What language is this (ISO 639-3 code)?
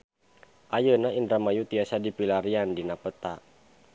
sun